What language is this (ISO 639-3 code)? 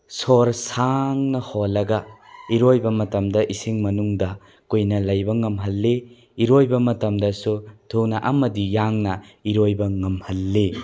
mni